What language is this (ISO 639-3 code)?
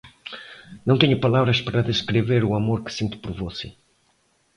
por